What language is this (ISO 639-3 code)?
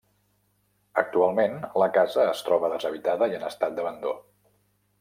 cat